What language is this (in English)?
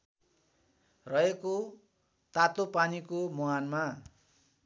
Nepali